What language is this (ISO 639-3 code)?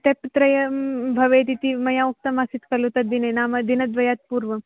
san